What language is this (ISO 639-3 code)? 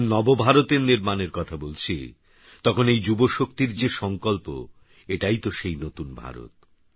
ben